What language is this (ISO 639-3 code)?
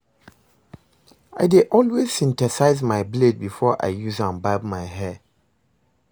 pcm